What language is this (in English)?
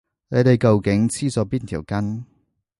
Cantonese